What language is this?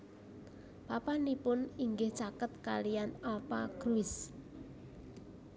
Javanese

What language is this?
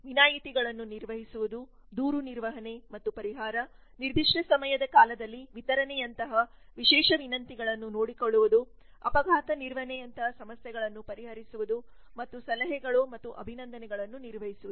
Kannada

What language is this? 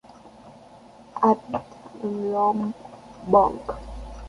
Spanish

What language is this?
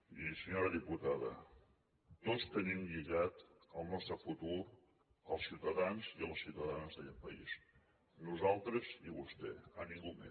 Catalan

